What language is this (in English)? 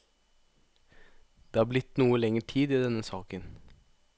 Norwegian